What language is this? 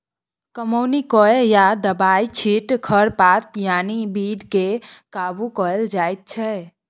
Maithili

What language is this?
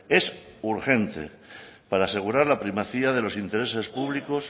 Spanish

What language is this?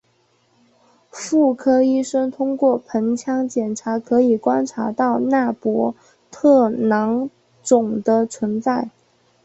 Chinese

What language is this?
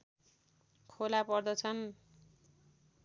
Nepali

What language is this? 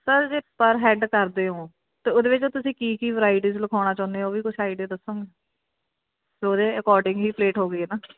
Punjabi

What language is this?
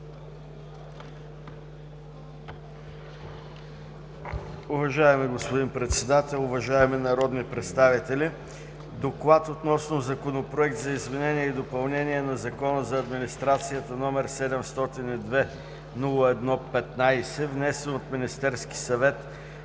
Bulgarian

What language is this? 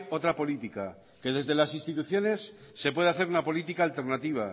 Spanish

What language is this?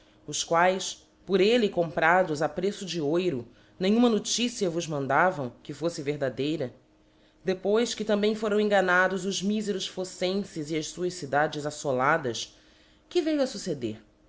Portuguese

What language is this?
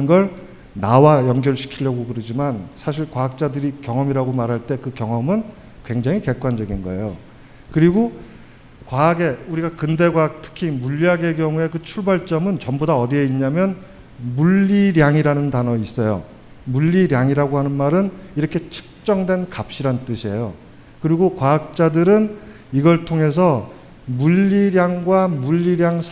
Korean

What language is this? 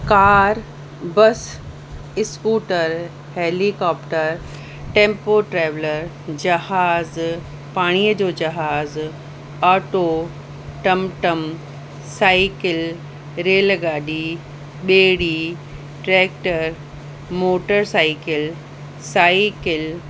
Sindhi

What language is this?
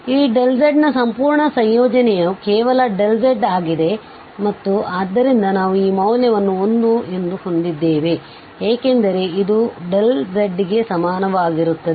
Kannada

